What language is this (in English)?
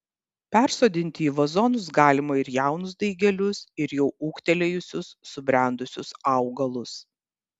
Lithuanian